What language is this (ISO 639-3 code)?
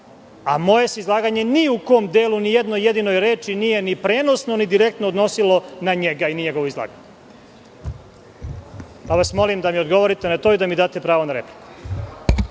srp